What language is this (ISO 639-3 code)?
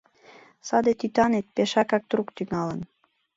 chm